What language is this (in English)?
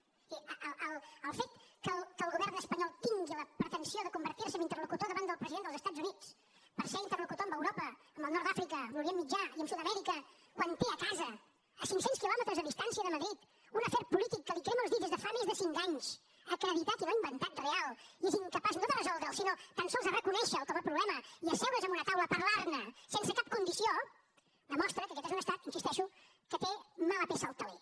Catalan